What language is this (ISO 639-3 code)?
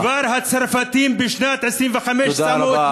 heb